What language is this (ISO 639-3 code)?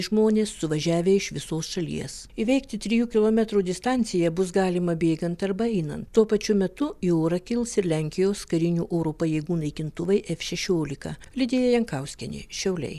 lit